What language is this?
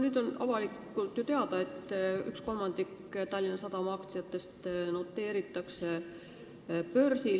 Estonian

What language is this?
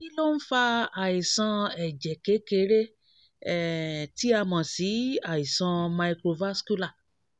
Yoruba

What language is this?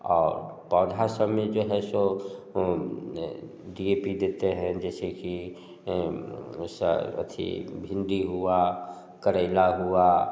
Hindi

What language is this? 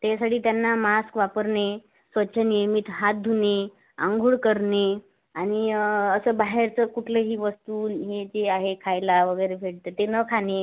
Marathi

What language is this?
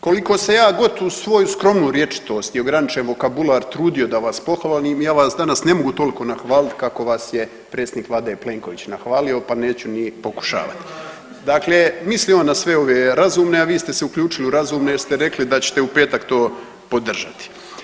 Croatian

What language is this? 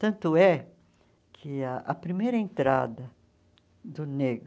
Portuguese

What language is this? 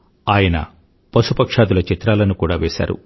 Telugu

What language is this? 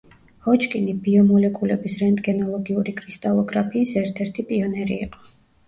Georgian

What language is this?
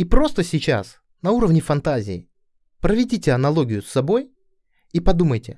Russian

